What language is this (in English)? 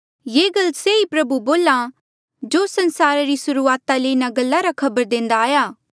Mandeali